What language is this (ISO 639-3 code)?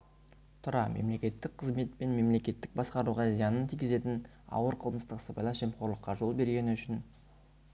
kaz